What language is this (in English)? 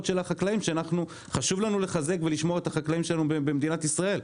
Hebrew